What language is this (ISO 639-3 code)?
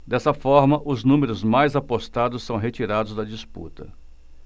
por